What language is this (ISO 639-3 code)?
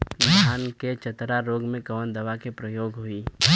bho